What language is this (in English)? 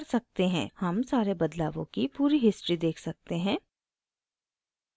Hindi